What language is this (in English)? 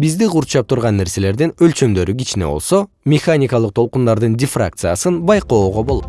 Kyrgyz